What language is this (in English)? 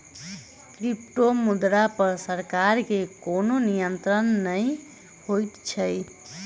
Maithili